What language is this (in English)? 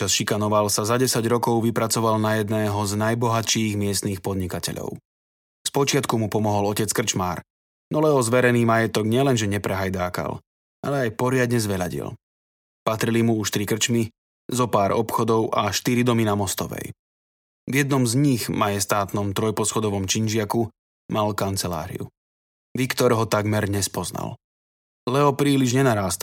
Slovak